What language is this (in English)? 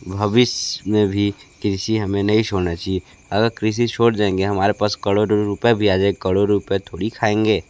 Hindi